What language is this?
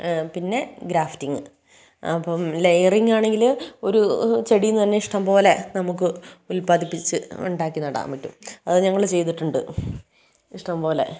Malayalam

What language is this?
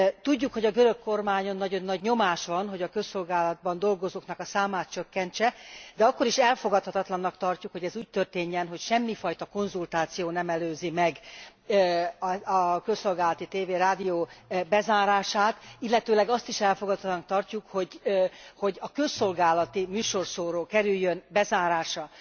Hungarian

